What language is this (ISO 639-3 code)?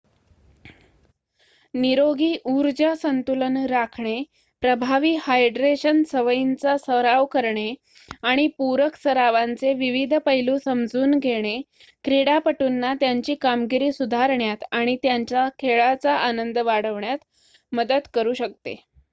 mar